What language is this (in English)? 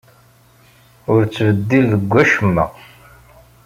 Kabyle